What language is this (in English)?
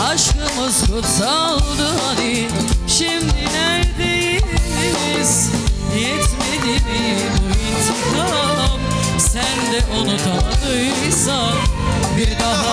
Turkish